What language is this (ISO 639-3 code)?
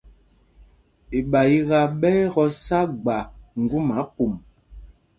mgg